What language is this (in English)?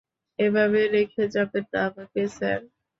Bangla